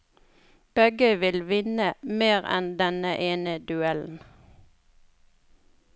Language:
Norwegian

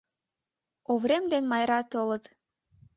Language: Mari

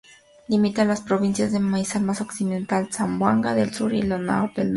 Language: Spanish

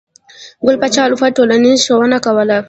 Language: Pashto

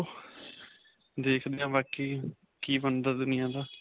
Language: Punjabi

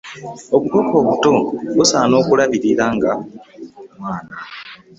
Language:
Ganda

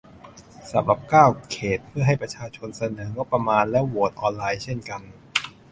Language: Thai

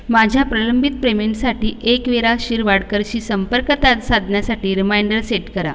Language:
Marathi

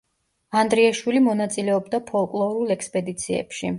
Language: Georgian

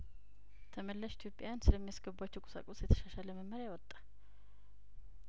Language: Amharic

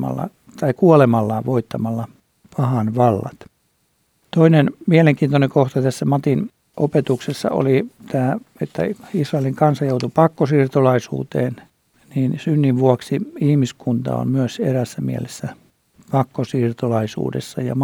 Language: Finnish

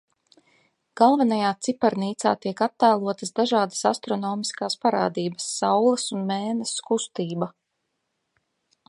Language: Latvian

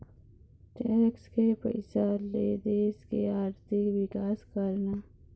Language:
Chhattisgarhi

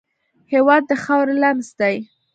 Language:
Pashto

